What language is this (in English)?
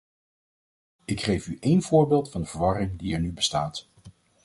Dutch